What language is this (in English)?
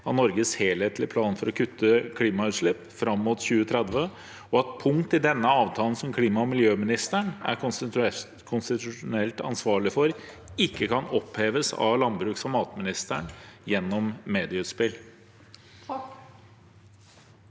Norwegian